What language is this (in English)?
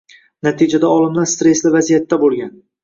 Uzbek